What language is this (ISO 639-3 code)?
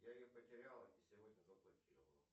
rus